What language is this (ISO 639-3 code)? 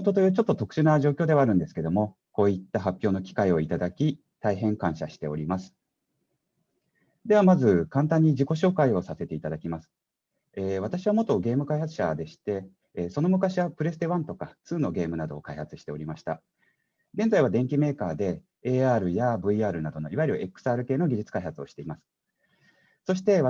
jpn